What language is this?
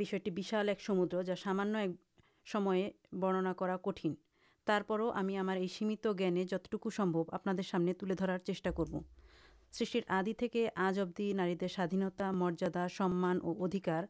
Urdu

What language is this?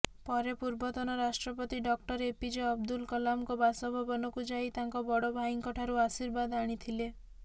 Odia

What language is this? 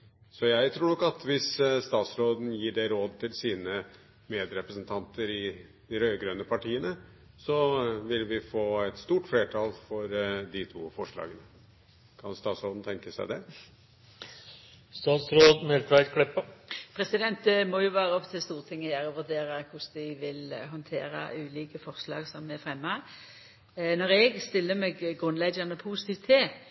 Norwegian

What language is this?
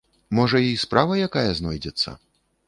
Belarusian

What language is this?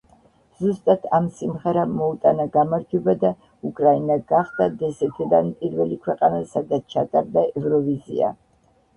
Georgian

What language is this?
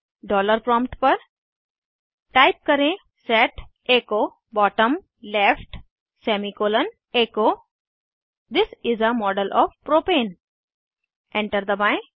Hindi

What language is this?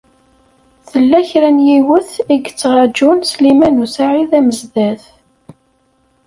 Kabyle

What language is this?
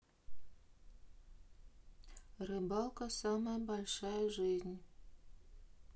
Russian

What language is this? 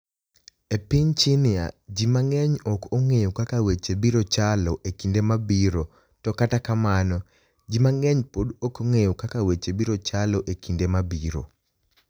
Luo (Kenya and Tanzania)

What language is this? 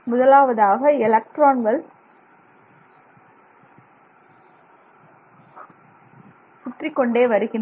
Tamil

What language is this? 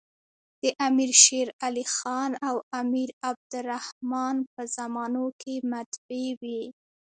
Pashto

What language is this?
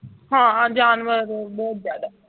Punjabi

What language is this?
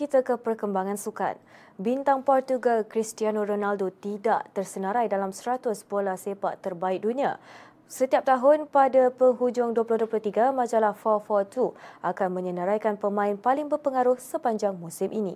Malay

